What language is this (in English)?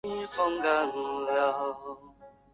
Chinese